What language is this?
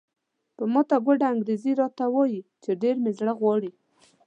Pashto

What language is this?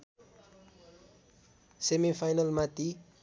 Nepali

